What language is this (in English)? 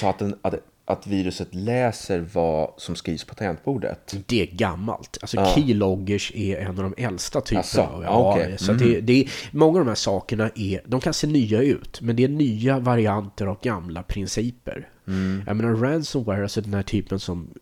Swedish